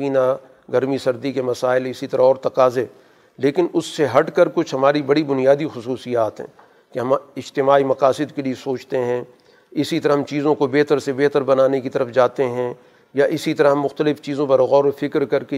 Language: Urdu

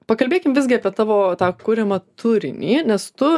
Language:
Lithuanian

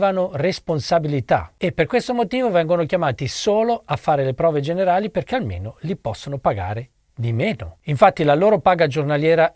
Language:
Italian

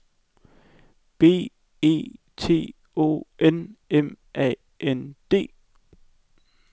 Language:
Danish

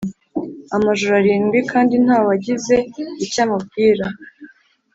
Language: Kinyarwanda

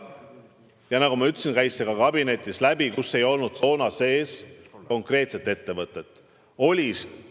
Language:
Estonian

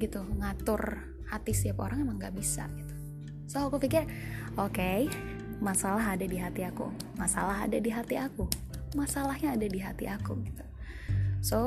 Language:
Indonesian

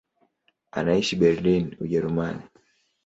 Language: Swahili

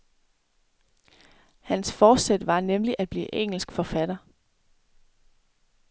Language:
Danish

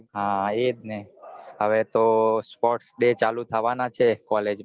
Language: Gujarati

